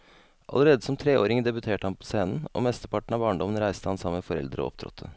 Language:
Norwegian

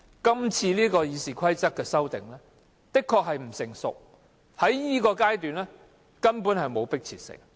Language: Cantonese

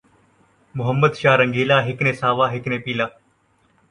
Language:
Saraiki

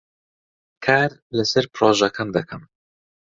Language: Central Kurdish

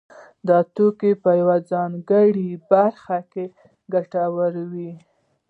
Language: Pashto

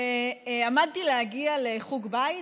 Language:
Hebrew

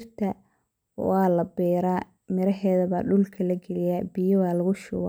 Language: Somali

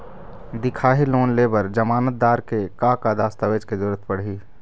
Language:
Chhattisgarhi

